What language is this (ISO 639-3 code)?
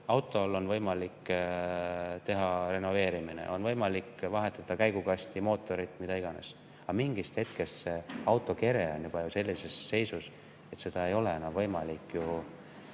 est